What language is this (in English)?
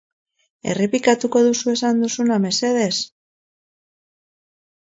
Basque